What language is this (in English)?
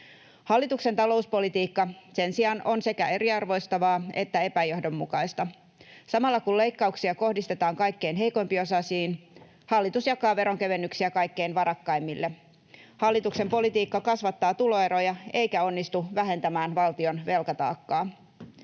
Finnish